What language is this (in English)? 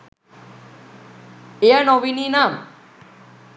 Sinhala